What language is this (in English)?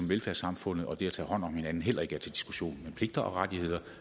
Danish